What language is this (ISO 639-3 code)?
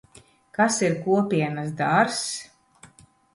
lav